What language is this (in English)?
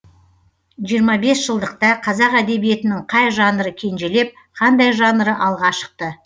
Kazakh